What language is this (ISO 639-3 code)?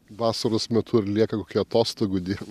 lit